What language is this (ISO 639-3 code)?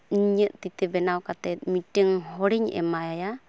sat